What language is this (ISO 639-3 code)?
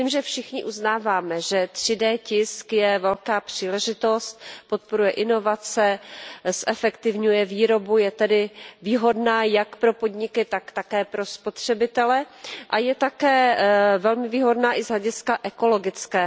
ces